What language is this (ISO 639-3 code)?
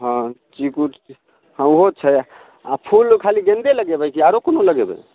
mai